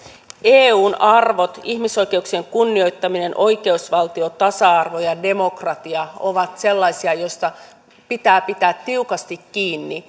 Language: Finnish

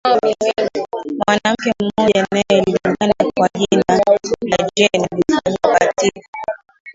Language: Swahili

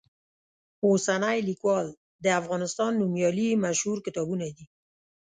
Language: Pashto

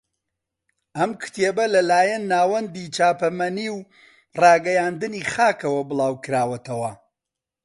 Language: Central Kurdish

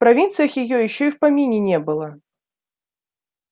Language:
Russian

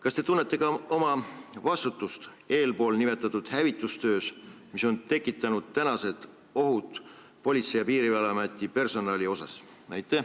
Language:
Estonian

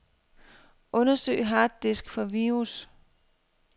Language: Danish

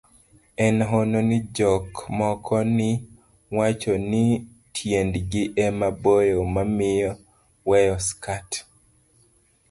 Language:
Luo (Kenya and Tanzania)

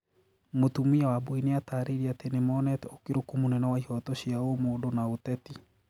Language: Kikuyu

